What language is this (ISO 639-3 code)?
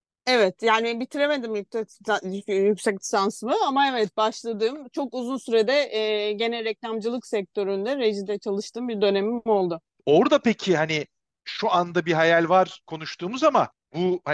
tur